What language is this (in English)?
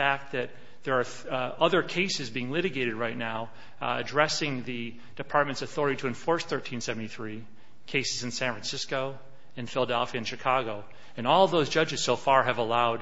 English